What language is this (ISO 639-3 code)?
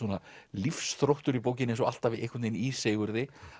isl